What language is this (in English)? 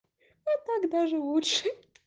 Russian